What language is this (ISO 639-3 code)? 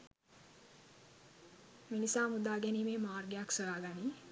sin